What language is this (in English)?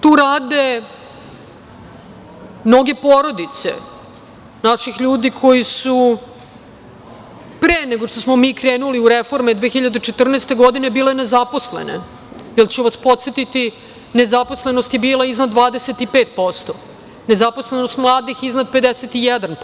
Serbian